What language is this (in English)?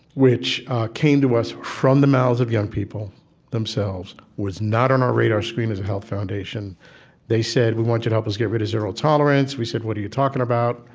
English